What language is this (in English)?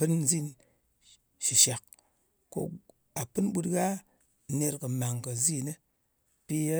Ngas